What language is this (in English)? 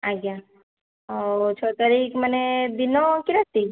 Odia